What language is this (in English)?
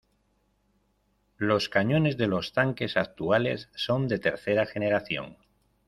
Spanish